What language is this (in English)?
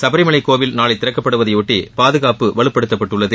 Tamil